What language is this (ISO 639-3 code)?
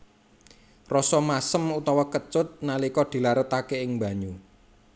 jav